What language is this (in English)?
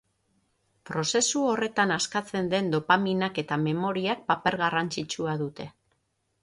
Basque